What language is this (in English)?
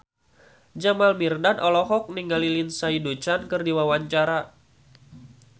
Sundanese